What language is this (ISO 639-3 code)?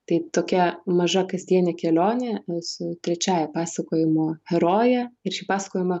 lit